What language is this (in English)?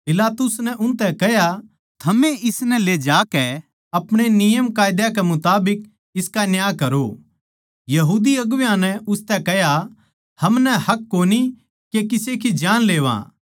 Haryanvi